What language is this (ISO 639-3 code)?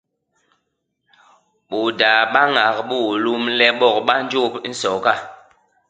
bas